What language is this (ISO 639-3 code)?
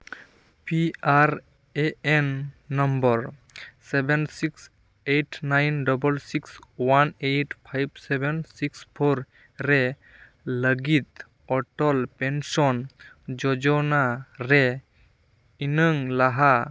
sat